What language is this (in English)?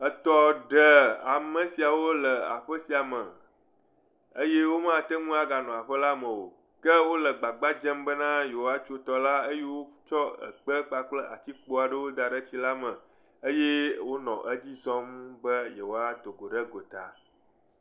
Ewe